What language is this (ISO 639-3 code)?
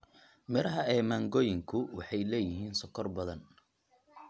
som